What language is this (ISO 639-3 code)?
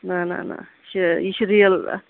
kas